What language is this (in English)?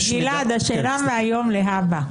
Hebrew